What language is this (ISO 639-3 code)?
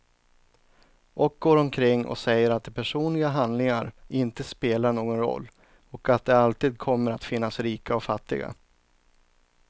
swe